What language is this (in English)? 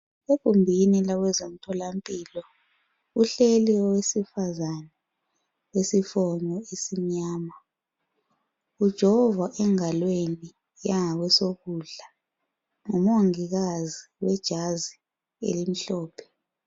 North Ndebele